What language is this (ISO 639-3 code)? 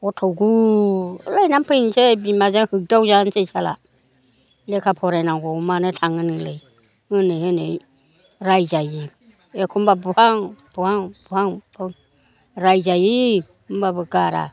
brx